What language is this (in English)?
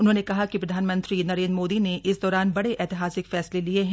Hindi